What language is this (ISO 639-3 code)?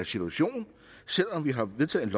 dan